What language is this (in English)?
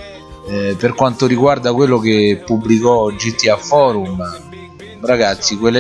Italian